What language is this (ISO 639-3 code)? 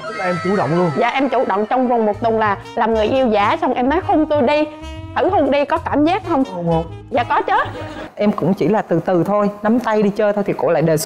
vie